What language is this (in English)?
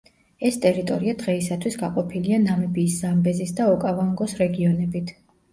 Georgian